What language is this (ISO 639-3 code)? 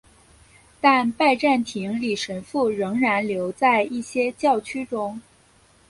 zho